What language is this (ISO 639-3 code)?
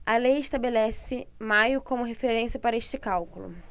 por